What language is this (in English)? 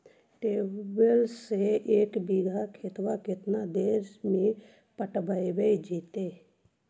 Magahi